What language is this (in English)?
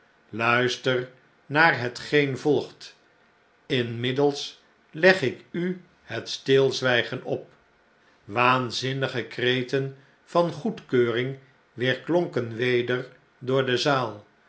Dutch